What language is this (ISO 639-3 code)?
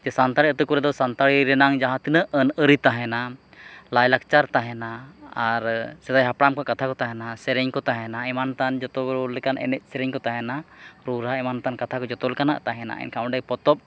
sat